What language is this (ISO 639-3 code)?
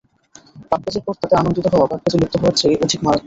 ben